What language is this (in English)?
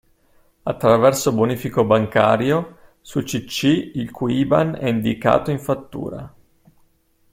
Italian